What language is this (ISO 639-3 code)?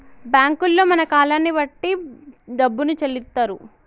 tel